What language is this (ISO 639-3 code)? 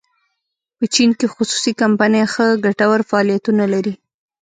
pus